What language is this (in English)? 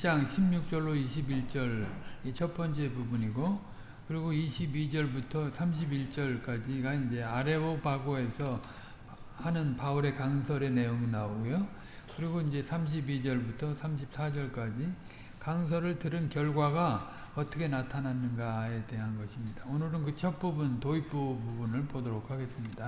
Korean